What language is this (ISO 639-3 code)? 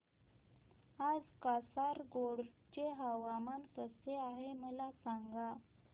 mar